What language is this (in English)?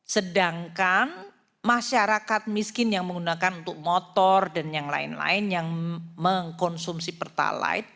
Indonesian